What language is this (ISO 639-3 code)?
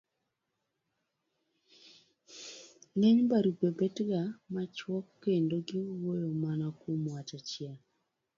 luo